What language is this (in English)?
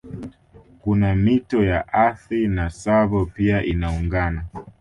Swahili